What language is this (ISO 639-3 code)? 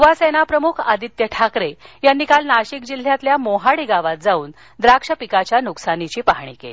mar